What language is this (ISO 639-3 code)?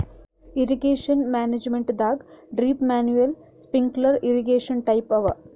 kan